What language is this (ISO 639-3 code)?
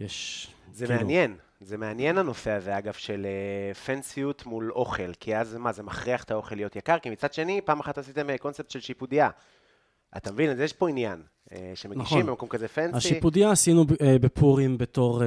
heb